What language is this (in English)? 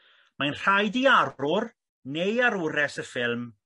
Welsh